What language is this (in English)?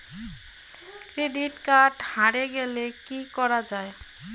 Bangla